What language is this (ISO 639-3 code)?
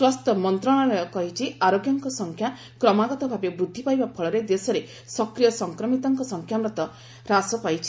ori